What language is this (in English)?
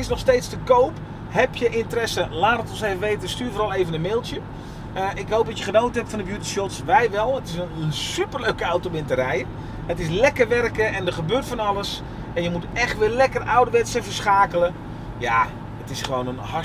Dutch